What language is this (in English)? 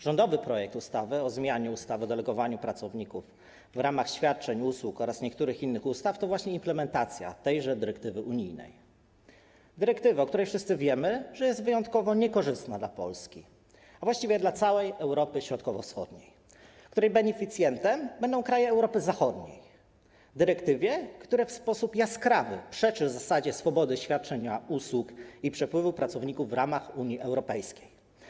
Polish